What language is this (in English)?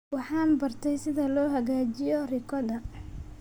Somali